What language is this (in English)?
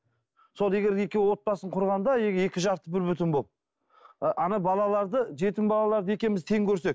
Kazakh